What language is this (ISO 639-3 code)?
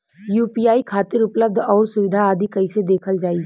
bho